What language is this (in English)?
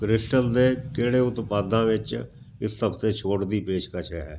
Punjabi